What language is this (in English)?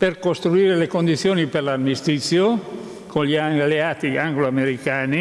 Italian